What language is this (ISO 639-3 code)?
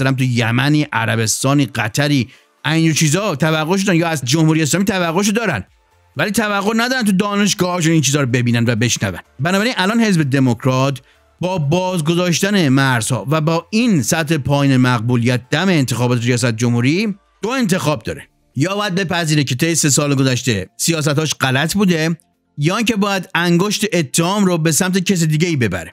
fas